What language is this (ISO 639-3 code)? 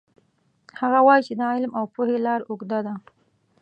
pus